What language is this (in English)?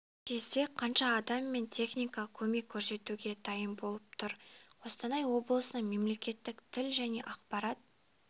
Kazakh